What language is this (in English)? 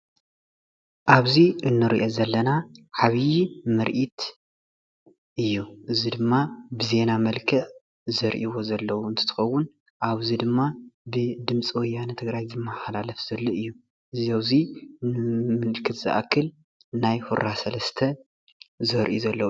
Tigrinya